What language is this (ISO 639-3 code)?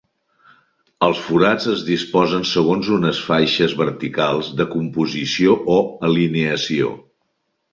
cat